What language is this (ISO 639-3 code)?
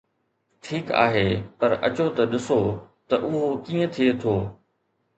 snd